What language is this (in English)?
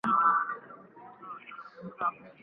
Swahili